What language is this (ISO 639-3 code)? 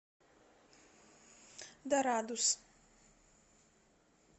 rus